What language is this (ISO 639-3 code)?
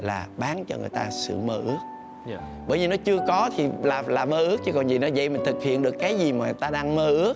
vie